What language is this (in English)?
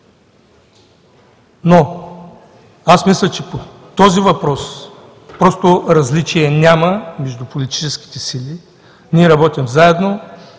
Bulgarian